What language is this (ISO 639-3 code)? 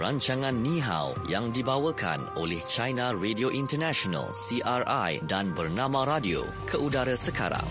msa